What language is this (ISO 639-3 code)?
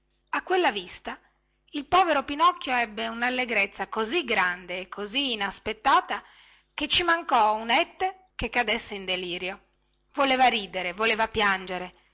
ita